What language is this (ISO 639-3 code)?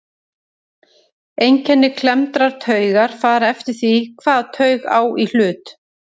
isl